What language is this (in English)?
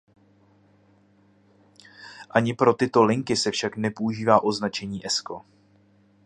Czech